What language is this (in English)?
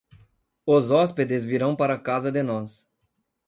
Portuguese